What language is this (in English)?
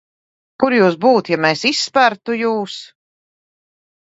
Latvian